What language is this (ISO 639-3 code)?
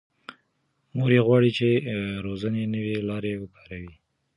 pus